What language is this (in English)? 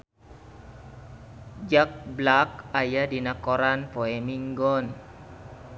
Sundanese